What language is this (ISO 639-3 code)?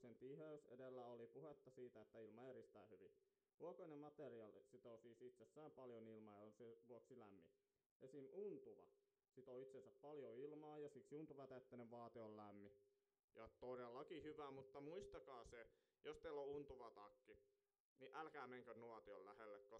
fin